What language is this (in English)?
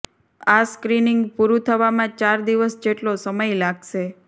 Gujarati